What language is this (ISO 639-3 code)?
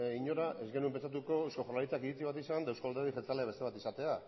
eus